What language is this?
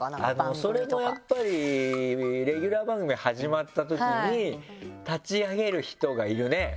Japanese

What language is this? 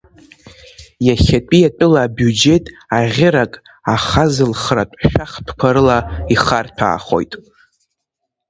Abkhazian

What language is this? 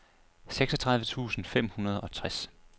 Danish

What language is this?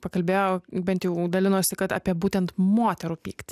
Lithuanian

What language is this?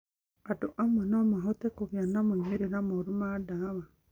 Kikuyu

